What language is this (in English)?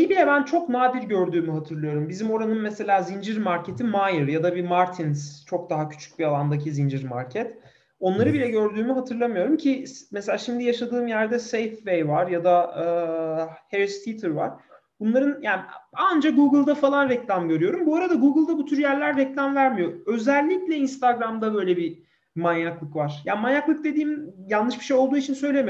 Turkish